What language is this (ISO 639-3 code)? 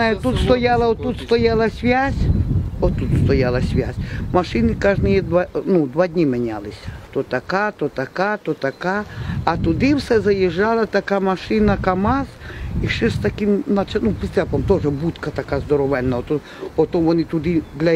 rus